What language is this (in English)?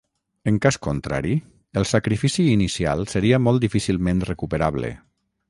Catalan